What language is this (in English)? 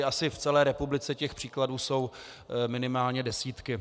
Czech